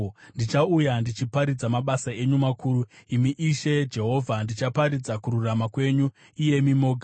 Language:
Shona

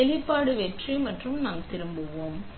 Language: Tamil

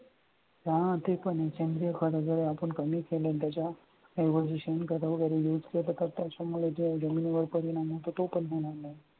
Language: Marathi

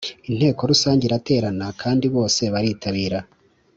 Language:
Kinyarwanda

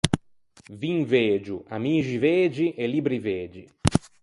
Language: Ligurian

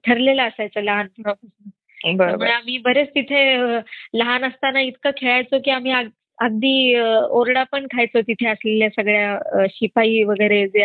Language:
Marathi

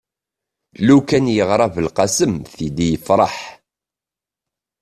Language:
Kabyle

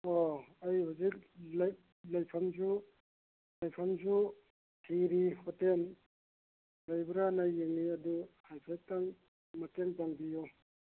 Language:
Manipuri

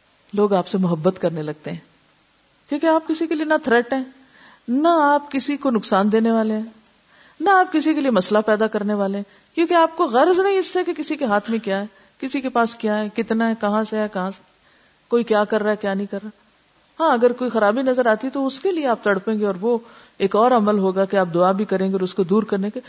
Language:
Urdu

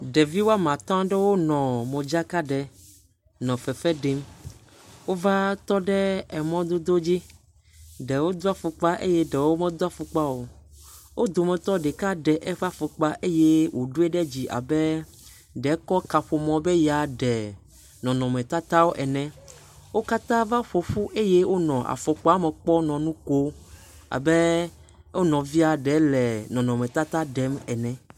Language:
Ewe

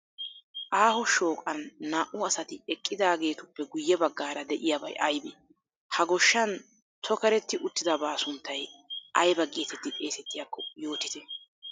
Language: Wolaytta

